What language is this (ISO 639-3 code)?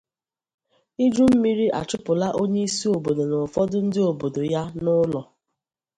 ibo